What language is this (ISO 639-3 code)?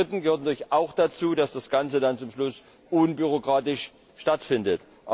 deu